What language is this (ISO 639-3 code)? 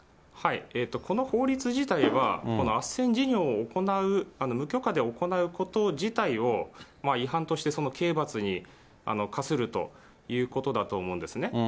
jpn